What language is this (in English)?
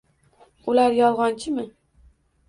Uzbek